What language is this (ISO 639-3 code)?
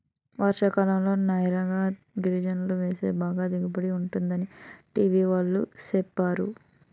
tel